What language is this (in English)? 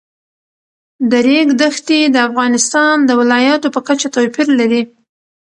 Pashto